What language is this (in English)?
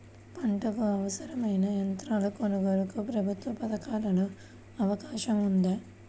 Telugu